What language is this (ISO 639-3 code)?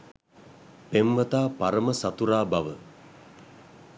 sin